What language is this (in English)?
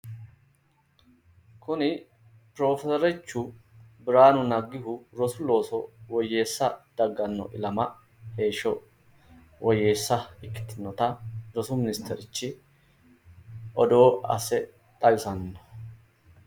Sidamo